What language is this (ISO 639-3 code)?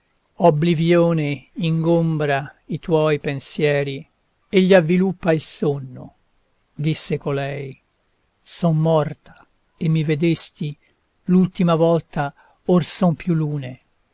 ita